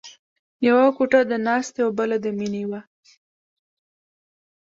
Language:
Pashto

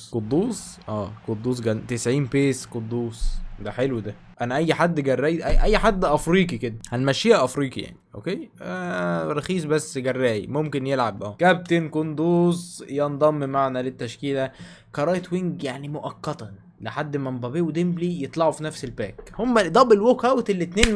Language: Arabic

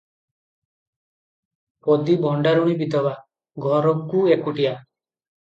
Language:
Odia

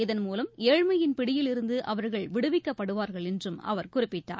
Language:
Tamil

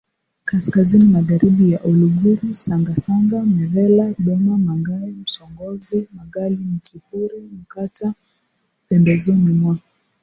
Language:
Swahili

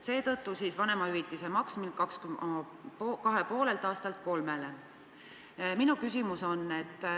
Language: Estonian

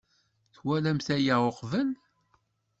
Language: Kabyle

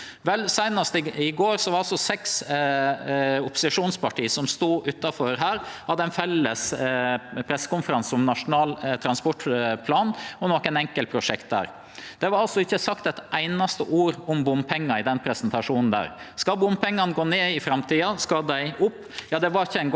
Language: Norwegian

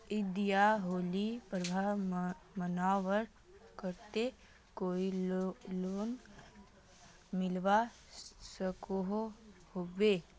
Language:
Magahi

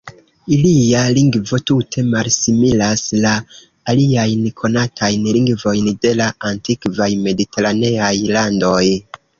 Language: Esperanto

